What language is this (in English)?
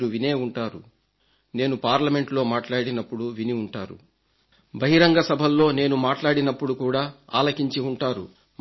Telugu